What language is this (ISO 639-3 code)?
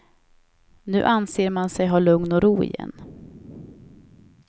swe